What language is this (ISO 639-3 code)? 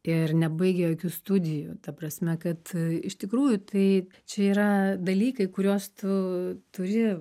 lit